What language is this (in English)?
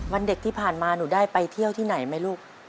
Thai